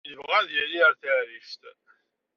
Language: Kabyle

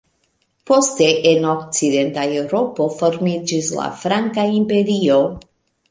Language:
Esperanto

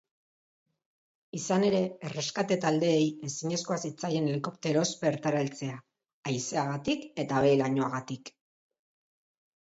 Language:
Basque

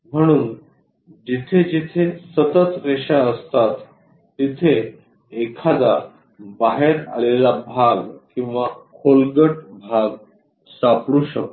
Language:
Marathi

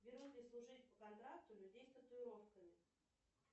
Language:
Russian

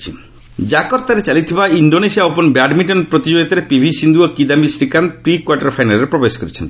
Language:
Odia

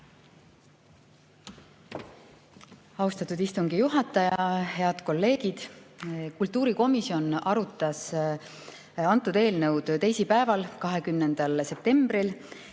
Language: Estonian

